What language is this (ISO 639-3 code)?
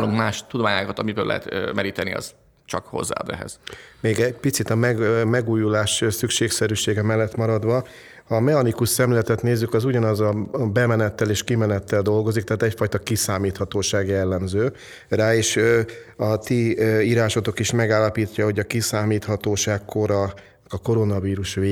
hun